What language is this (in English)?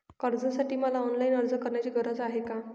Marathi